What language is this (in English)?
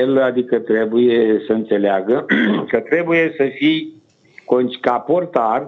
Romanian